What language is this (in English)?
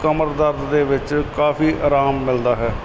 Punjabi